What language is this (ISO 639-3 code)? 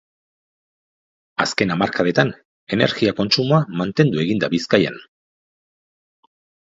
eus